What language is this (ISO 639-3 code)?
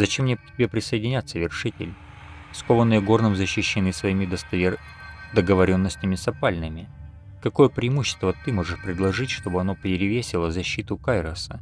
rus